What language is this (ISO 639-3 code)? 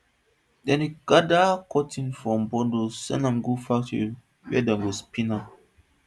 pcm